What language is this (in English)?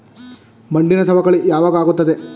Kannada